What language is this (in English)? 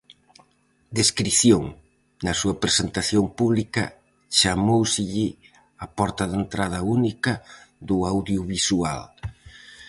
Galician